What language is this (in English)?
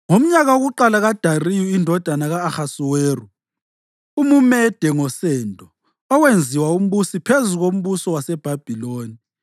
North Ndebele